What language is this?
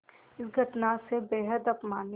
Hindi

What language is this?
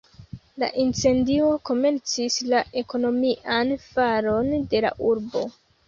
Esperanto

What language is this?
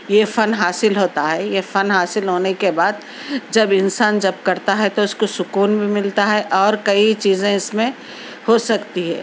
Urdu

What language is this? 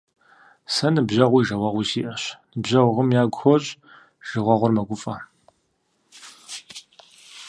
Kabardian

